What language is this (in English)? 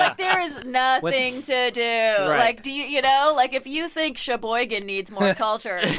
English